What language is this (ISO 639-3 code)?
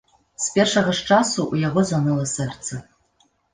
bel